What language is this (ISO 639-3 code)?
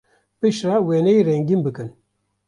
kur